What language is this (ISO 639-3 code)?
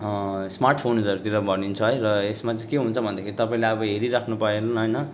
nep